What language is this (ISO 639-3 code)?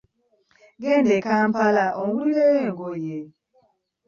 lug